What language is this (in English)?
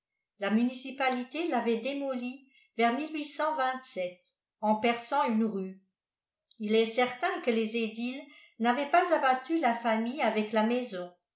French